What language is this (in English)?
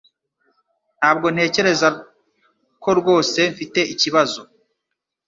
Kinyarwanda